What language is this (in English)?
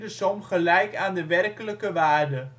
Dutch